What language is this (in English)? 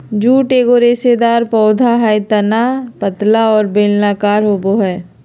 Magahi